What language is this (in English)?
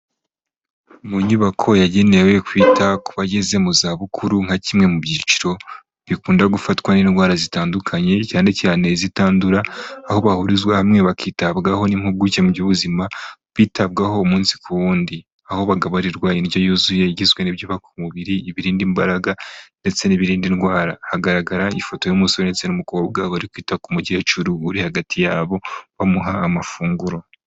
Kinyarwanda